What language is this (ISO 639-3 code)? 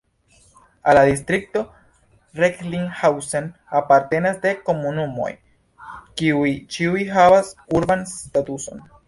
epo